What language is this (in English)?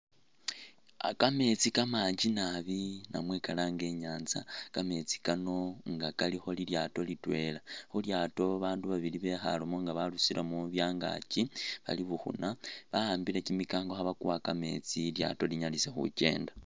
Masaaba